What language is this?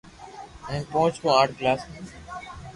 Loarki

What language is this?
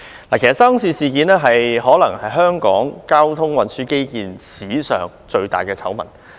Cantonese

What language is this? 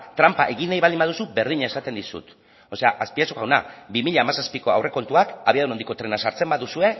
Basque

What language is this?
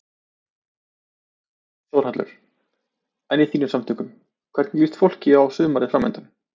Icelandic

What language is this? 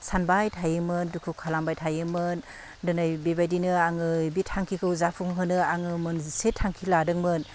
Bodo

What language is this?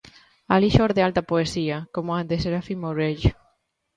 Galician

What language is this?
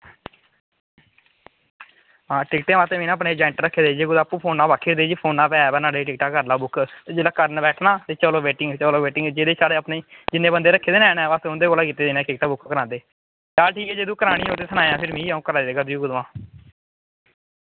Dogri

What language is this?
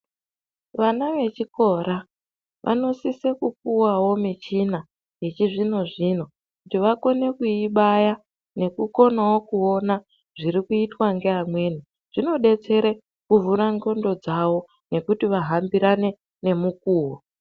Ndau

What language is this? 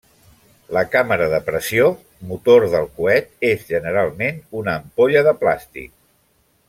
Catalan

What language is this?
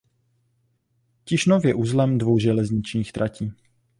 Czech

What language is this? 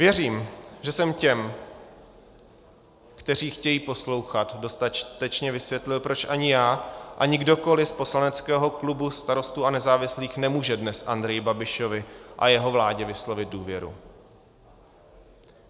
Czech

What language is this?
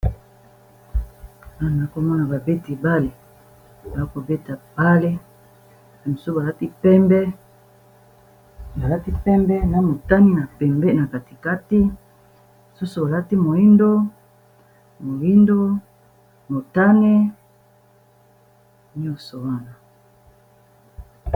Lingala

